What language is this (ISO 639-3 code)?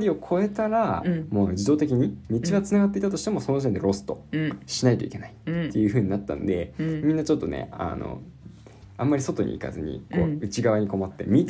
jpn